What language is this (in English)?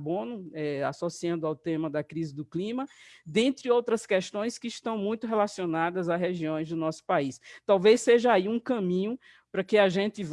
Portuguese